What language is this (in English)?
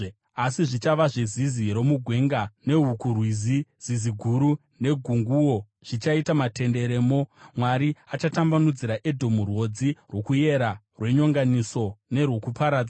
Shona